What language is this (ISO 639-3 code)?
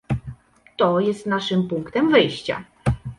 pol